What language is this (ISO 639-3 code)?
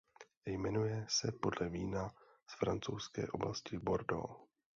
ces